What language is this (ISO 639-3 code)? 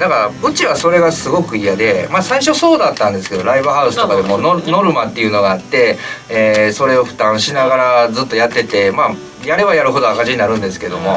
jpn